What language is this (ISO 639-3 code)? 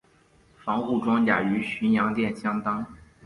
zho